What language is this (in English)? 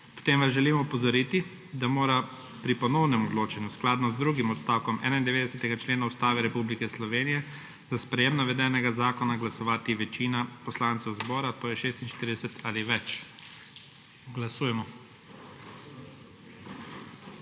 Slovenian